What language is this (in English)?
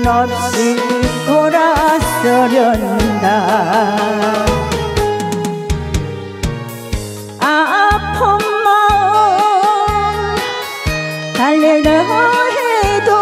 Korean